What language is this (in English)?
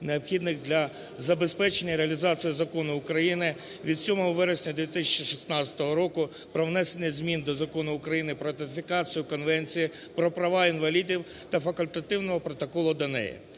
Ukrainian